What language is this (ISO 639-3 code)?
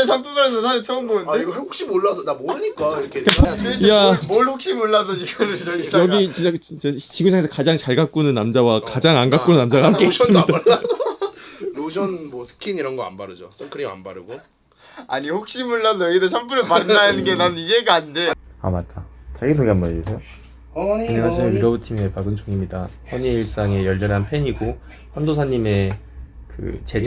kor